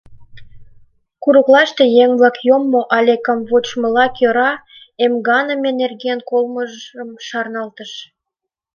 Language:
Mari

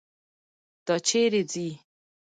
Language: Pashto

